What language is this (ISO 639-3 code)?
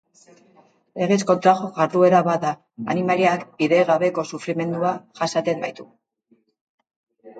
eus